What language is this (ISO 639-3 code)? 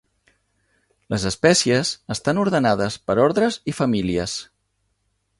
cat